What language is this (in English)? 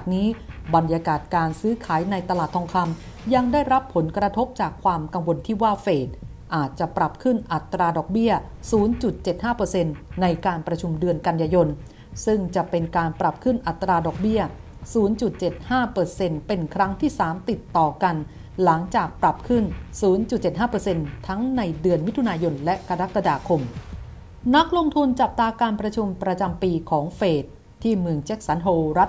Thai